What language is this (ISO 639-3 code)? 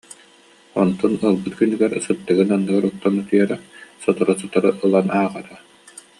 sah